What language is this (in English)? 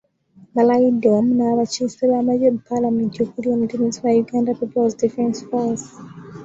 Ganda